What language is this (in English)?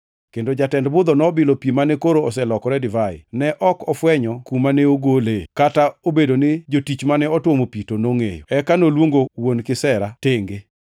Luo (Kenya and Tanzania)